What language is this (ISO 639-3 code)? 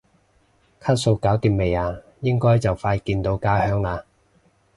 yue